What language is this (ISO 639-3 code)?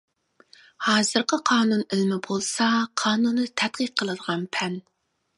uig